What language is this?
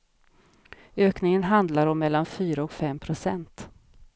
Swedish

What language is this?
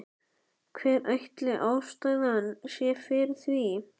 Icelandic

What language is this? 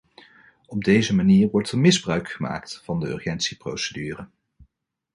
Dutch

